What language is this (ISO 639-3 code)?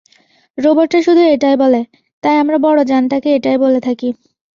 ben